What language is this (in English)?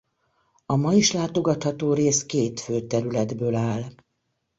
Hungarian